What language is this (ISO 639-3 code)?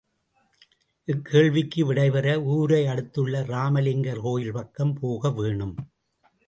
tam